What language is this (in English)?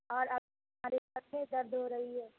Urdu